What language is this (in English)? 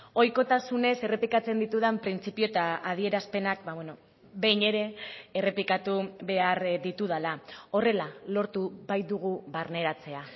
Basque